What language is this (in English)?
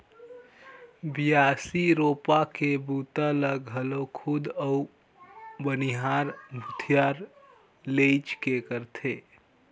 Chhattisgarhi